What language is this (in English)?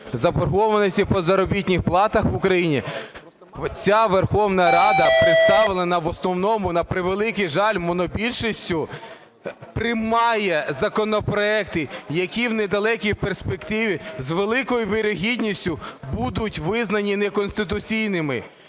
Ukrainian